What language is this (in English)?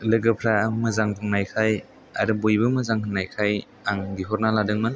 Bodo